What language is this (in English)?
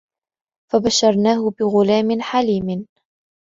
Arabic